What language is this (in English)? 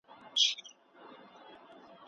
Pashto